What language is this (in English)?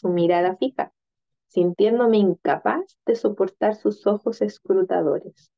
Spanish